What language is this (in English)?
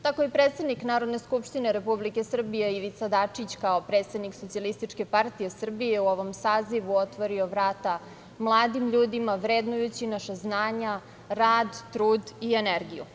Serbian